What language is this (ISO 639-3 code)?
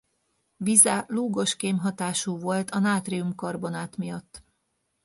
hun